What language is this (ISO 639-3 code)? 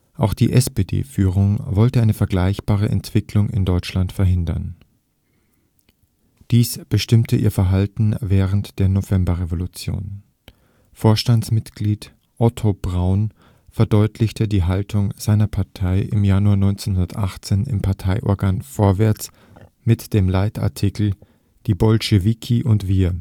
deu